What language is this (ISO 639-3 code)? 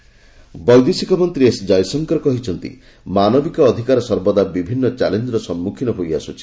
ori